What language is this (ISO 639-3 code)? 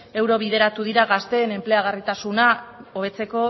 eus